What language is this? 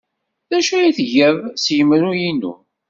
Kabyle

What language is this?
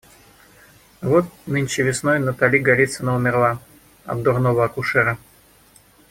Russian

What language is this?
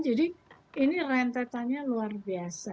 Indonesian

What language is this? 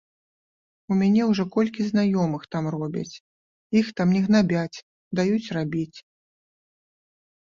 Belarusian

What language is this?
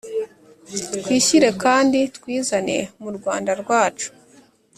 Kinyarwanda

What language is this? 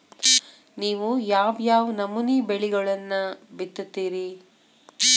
Kannada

